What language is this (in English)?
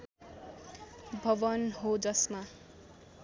Nepali